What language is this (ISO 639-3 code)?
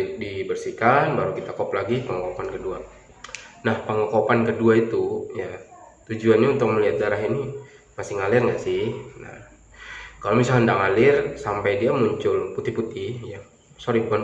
ind